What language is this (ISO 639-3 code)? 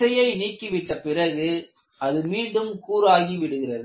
tam